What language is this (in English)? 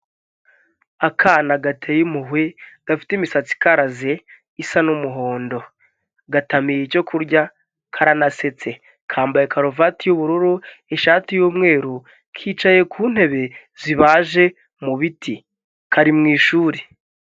Kinyarwanda